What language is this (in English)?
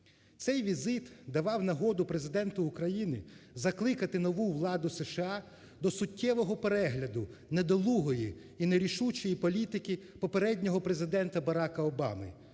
Ukrainian